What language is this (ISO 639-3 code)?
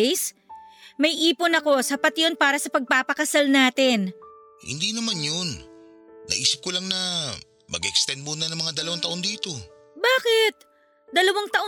fil